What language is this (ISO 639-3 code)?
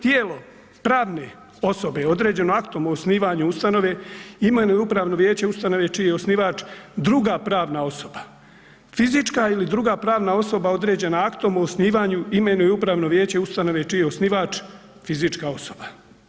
hrv